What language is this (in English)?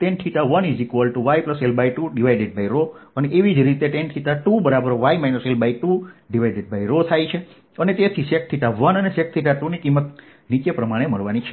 Gujarati